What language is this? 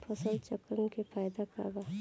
Bhojpuri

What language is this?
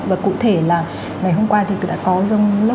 Vietnamese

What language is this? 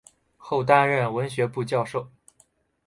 Chinese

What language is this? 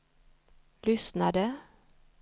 Swedish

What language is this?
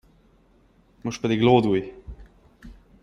Hungarian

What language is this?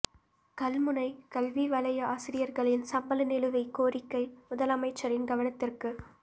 Tamil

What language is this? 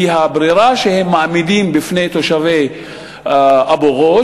Hebrew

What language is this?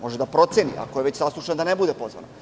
Serbian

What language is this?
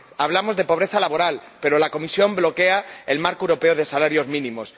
Spanish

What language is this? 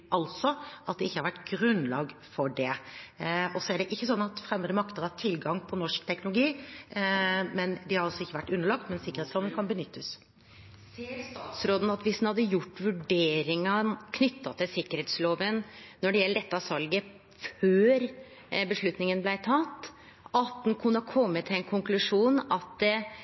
Norwegian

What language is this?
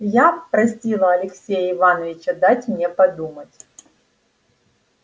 Russian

